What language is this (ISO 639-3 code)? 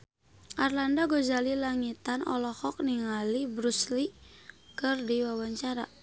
sun